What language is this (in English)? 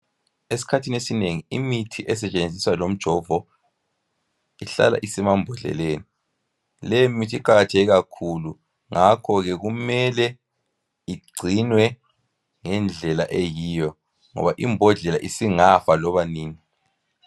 North Ndebele